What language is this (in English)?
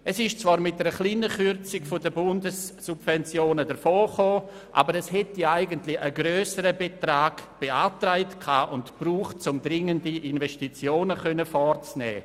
Swiss German